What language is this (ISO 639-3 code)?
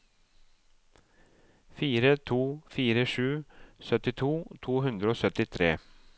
nor